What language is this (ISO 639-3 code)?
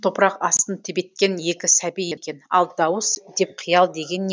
kaz